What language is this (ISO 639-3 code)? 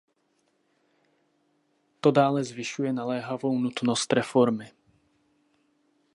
ces